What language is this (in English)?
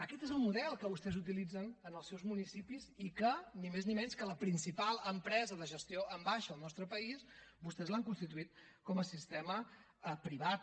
Catalan